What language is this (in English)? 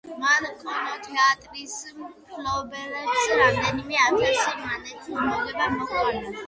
Georgian